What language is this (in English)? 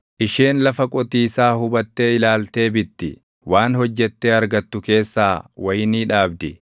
Oromo